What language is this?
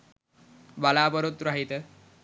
Sinhala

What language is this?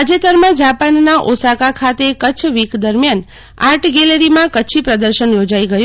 Gujarati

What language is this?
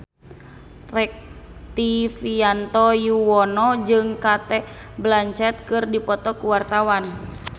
Sundanese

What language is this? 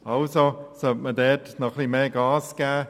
Swiss German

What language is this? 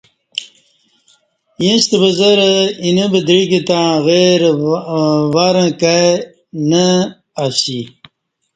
Kati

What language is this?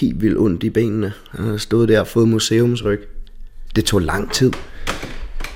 Danish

